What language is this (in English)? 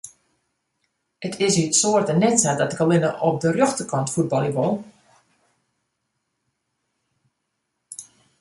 Western Frisian